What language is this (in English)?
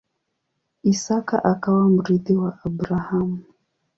Swahili